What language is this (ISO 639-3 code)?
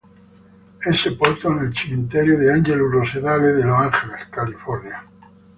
ita